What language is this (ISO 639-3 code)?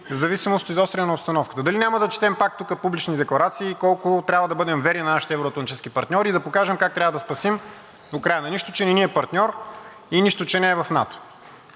bul